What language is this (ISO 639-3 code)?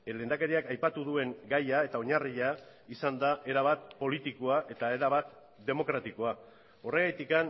eus